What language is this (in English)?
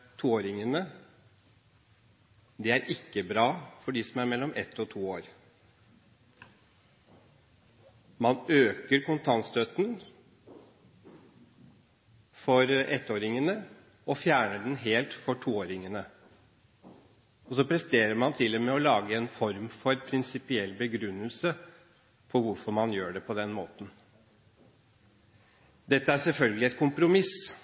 Norwegian Bokmål